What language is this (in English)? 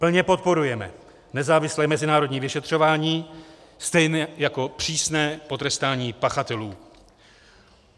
Czech